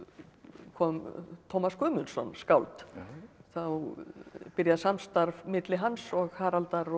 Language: Icelandic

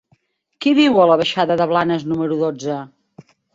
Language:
Catalan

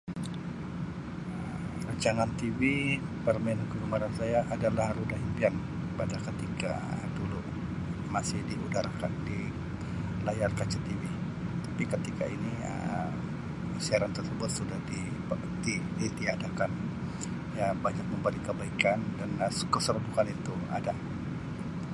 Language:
Sabah Malay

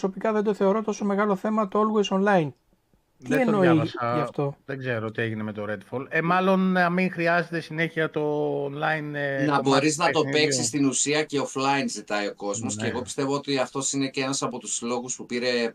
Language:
Greek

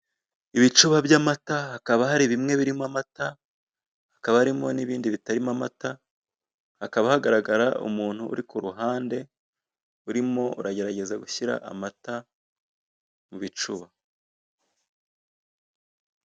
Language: Kinyarwanda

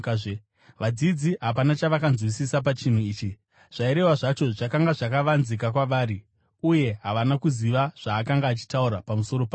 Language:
Shona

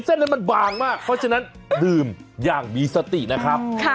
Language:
Thai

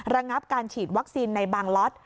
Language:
Thai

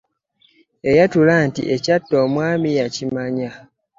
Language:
Ganda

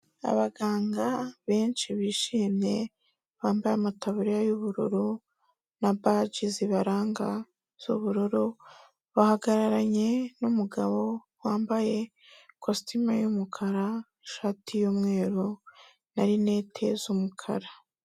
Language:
Kinyarwanda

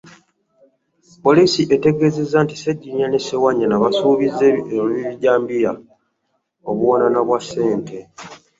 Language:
Ganda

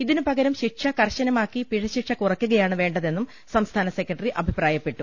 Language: Malayalam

